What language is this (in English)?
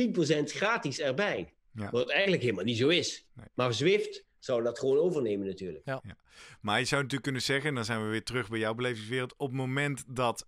Dutch